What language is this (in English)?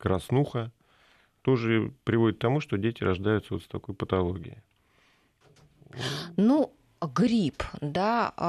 Russian